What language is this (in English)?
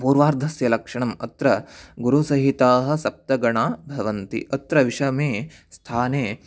Sanskrit